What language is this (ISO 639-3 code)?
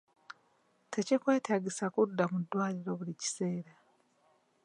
lug